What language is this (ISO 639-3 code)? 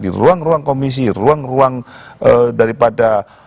ind